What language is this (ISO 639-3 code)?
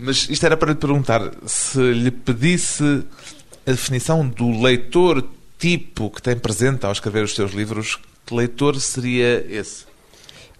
por